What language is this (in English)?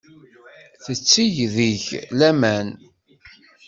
Kabyle